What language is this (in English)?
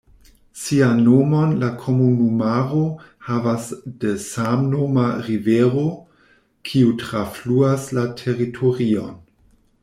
Esperanto